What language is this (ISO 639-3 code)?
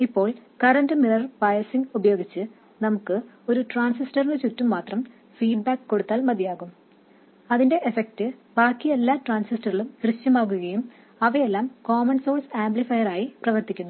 mal